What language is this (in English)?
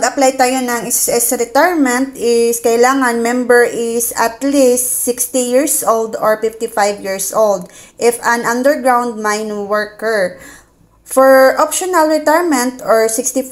Filipino